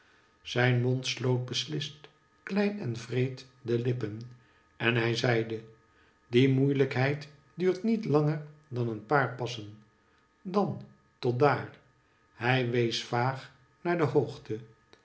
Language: Dutch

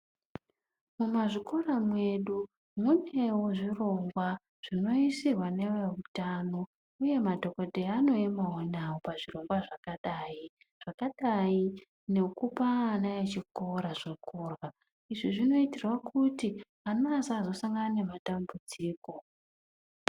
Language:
Ndau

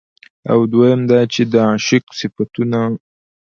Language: Pashto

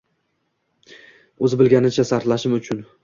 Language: Uzbek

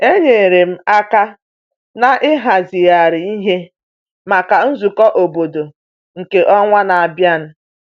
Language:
Igbo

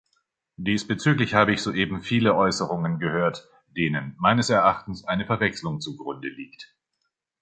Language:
German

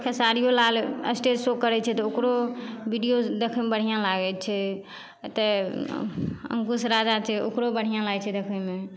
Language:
Maithili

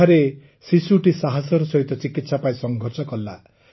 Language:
Odia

